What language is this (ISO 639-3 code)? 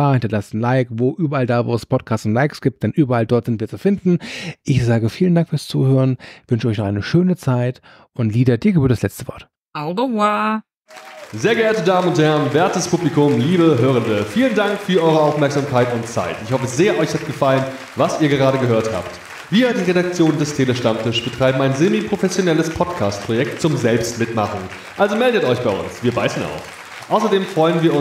deu